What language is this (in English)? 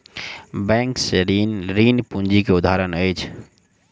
Maithili